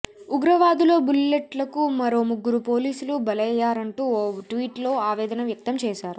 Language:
Telugu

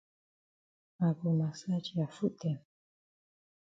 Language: Cameroon Pidgin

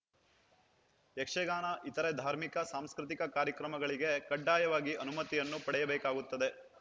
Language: Kannada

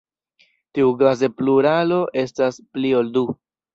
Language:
Esperanto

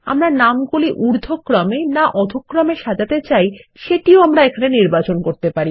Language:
Bangla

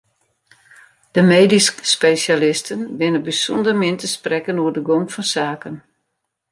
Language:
Western Frisian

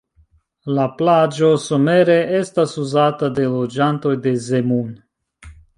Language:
Esperanto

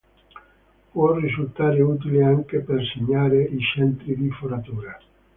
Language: Italian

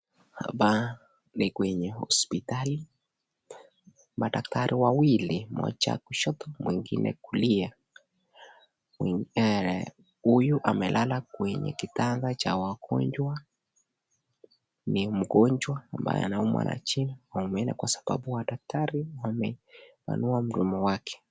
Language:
Swahili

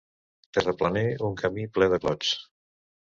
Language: Catalan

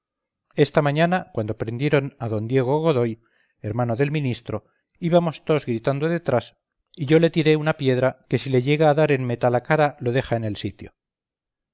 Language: Spanish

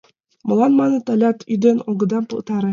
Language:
Mari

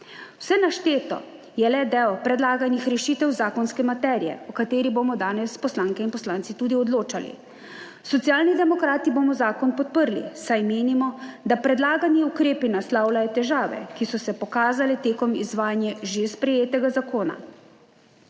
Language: Slovenian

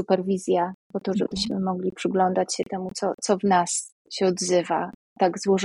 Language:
Polish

